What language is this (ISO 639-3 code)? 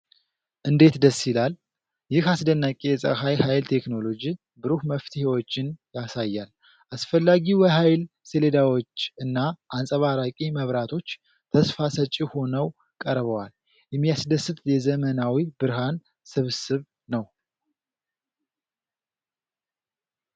amh